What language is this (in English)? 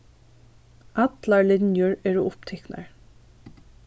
Faroese